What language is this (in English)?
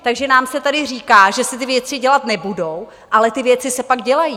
Czech